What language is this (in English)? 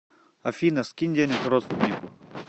Russian